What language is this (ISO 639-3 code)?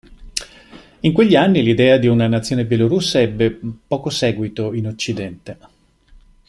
ita